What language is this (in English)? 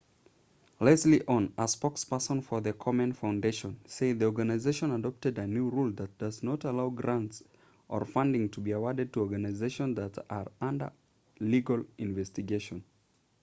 English